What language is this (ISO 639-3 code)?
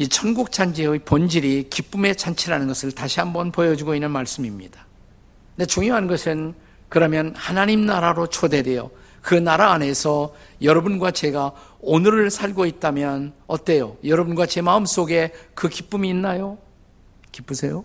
kor